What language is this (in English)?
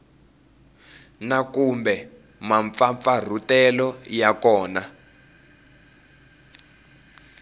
Tsonga